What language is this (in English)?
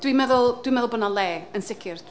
Welsh